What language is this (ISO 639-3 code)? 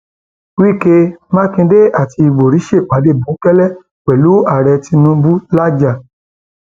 yor